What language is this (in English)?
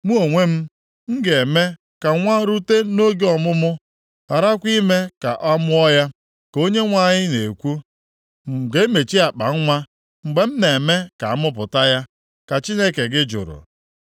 Igbo